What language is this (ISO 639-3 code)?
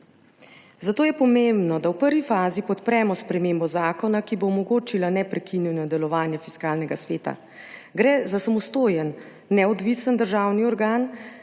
slv